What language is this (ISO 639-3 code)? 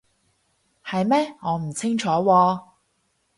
yue